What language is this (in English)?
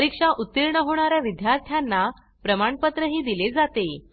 Marathi